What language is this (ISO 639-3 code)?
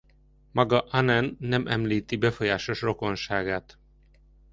hun